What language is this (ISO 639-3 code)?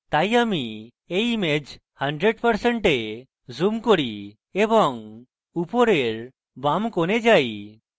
ben